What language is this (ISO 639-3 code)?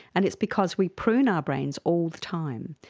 eng